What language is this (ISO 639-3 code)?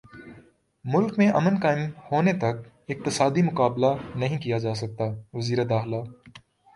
urd